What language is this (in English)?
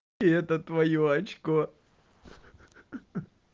Russian